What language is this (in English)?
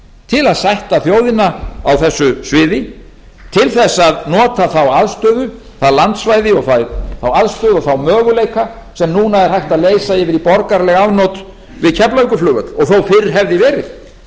Icelandic